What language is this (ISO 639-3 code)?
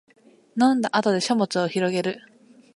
jpn